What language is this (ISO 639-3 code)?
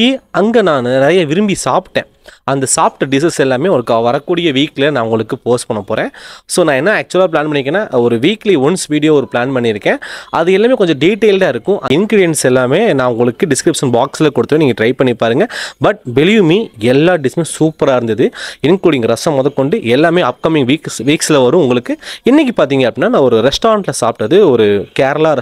tam